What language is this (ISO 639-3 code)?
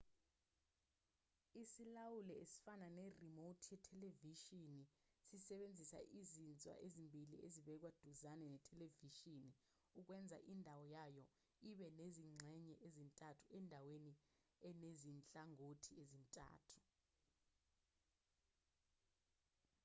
zul